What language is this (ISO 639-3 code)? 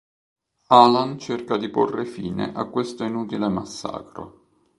ita